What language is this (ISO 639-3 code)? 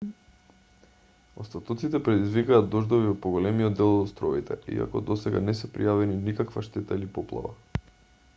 mkd